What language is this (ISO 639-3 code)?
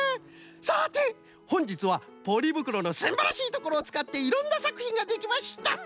jpn